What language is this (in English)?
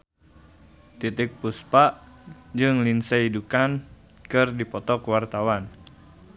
Sundanese